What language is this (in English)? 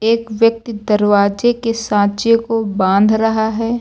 Hindi